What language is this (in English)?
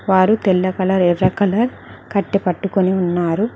Telugu